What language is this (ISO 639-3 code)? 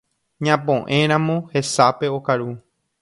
grn